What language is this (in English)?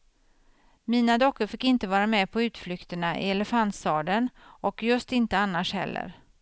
Swedish